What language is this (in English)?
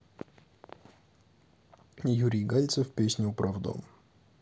Russian